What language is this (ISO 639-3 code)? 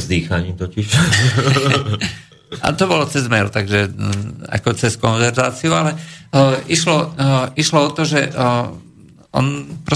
slk